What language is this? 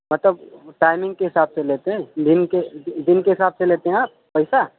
Urdu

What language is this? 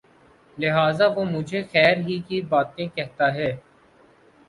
Urdu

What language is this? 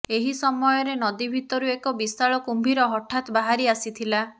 Odia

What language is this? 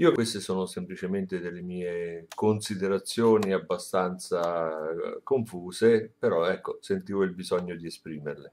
Italian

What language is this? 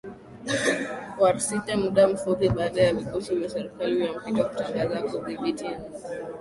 Swahili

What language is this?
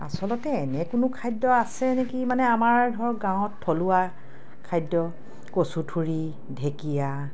Assamese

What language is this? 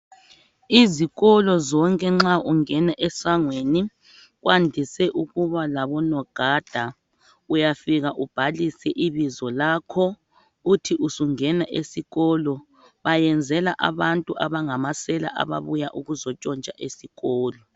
North Ndebele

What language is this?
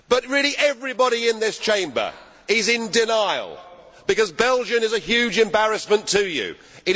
English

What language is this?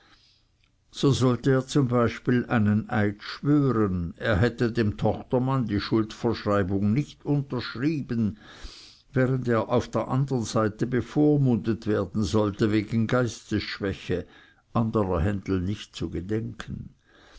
German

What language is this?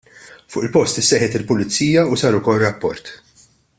Maltese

